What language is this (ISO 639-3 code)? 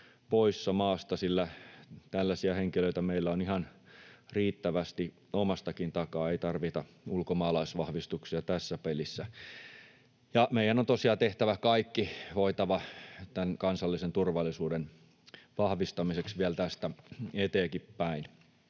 fin